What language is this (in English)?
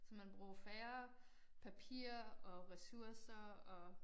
Danish